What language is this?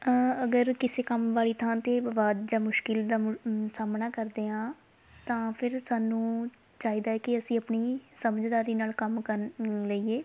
Punjabi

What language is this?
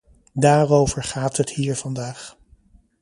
Dutch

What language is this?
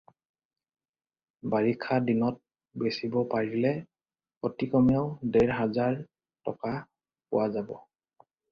Assamese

